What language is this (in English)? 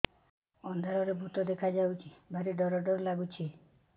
Odia